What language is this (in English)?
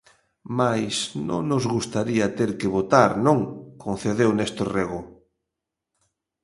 Galician